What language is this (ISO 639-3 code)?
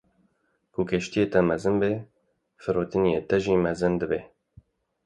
kur